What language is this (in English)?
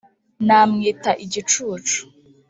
Kinyarwanda